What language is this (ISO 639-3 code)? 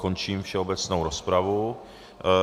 ces